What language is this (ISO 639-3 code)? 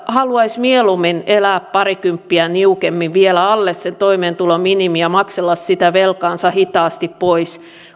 fin